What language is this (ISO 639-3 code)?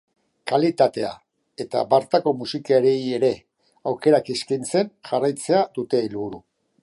eus